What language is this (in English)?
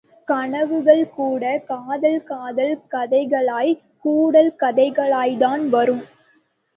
Tamil